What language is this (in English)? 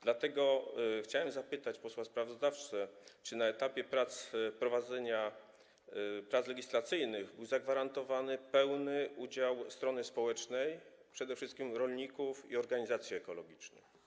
Polish